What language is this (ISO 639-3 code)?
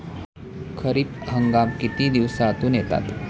mar